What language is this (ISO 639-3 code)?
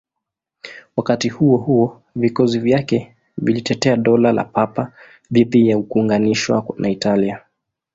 swa